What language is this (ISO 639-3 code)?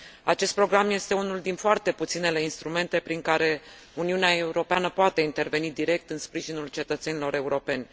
ron